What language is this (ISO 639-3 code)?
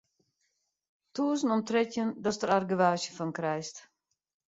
fry